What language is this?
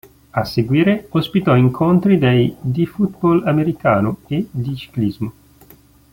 Italian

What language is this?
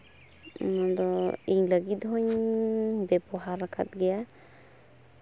Santali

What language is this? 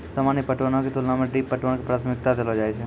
Maithili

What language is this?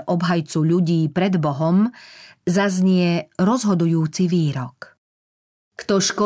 Slovak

